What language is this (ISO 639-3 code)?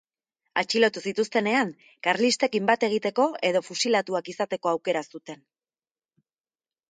eus